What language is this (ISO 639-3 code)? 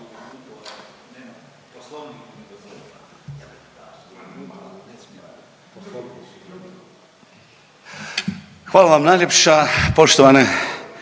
hrv